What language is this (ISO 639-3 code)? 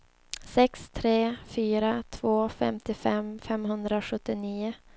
swe